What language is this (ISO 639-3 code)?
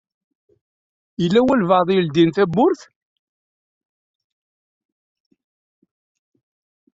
kab